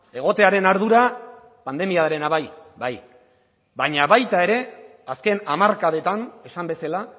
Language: Basque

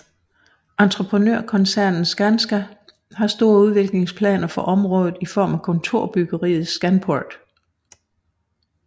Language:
Danish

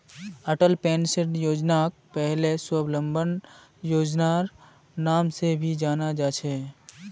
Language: Magahi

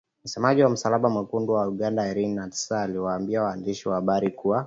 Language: Swahili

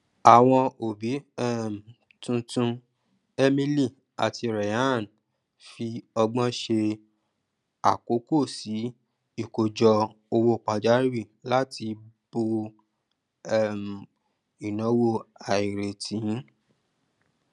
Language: Yoruba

